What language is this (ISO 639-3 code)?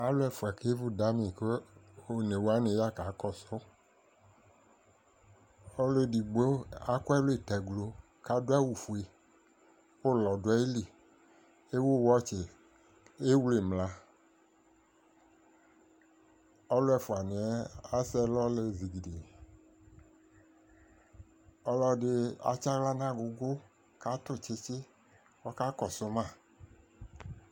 kpo